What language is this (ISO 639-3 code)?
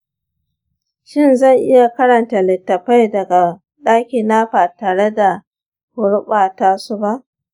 hau